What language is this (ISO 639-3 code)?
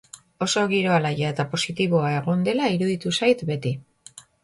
eus